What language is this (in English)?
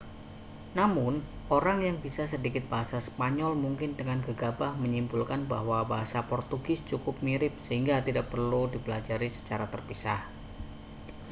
Indonesian